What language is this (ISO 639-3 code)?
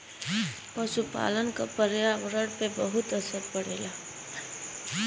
bho